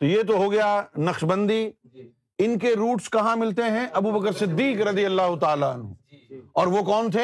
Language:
Urdu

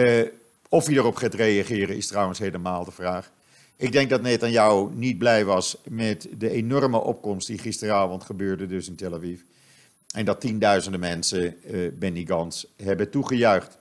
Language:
Dutch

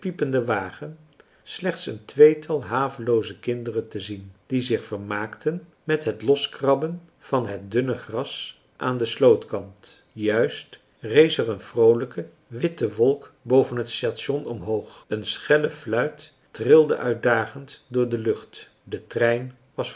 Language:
Dutch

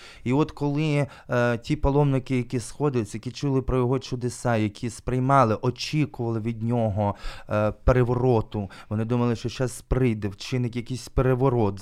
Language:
Ukrainian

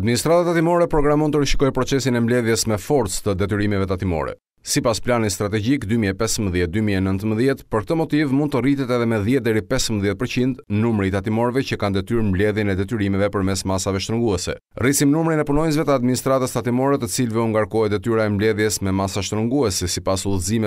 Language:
English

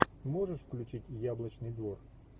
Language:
Russian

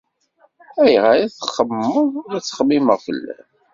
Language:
Kabyle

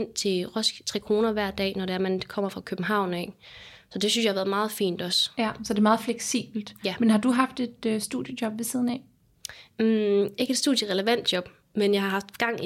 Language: Danish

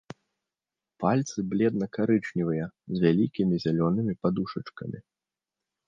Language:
Belarusian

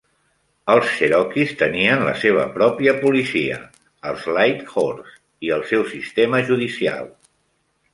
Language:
Catalan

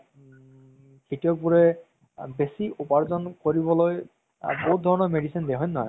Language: Assamese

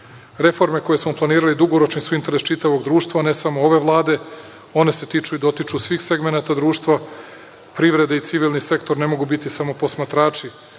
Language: Serbian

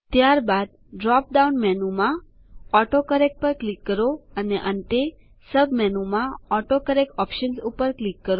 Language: Gujarati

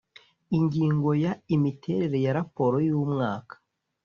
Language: Kinyarwanda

